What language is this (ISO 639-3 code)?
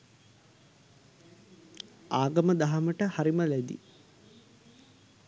sin